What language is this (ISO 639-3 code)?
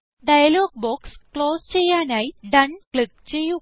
mal